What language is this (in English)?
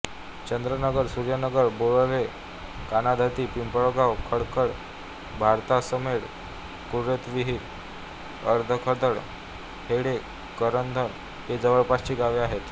Marathi